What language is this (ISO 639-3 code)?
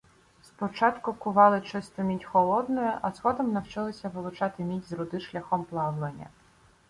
ukr